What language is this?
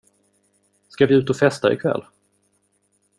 Swedish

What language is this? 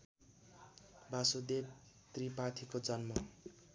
Nepali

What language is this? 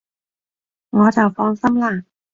Cantonese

